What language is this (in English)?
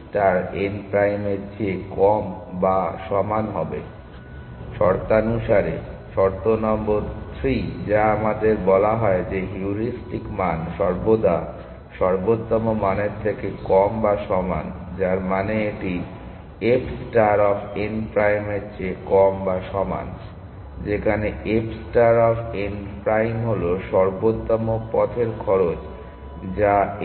Bangla